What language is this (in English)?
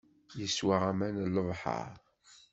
Kabyle